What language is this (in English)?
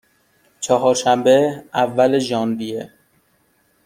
Persian